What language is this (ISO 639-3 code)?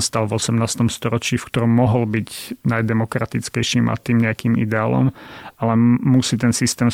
slk